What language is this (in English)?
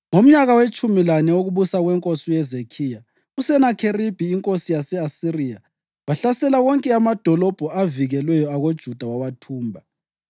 North Ndebele